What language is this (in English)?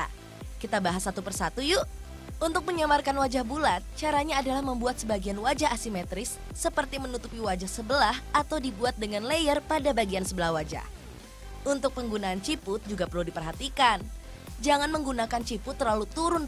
Indonesian